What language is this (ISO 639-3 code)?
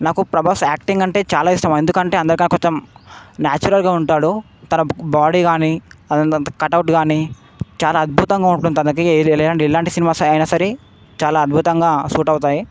tel